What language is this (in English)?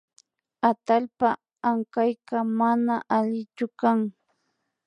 Imbabura Highland Quichua